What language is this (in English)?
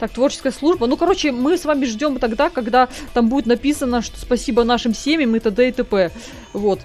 Russian